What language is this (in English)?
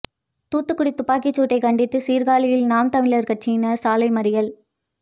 Tamil